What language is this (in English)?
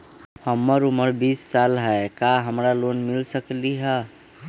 Magahi